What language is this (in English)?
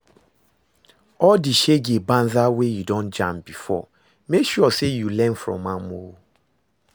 Nigerian Pidgin